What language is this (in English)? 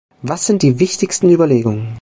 German